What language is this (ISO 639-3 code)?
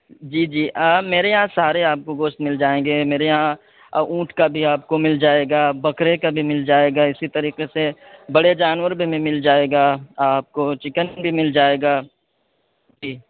urd